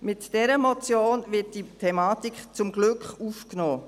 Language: Swiss German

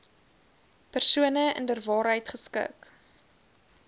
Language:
Afrikaans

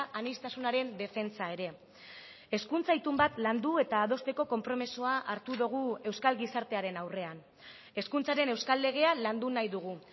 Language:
Basque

